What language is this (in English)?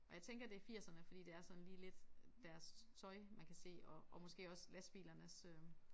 Danish